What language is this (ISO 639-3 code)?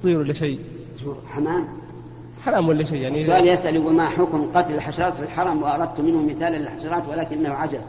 ara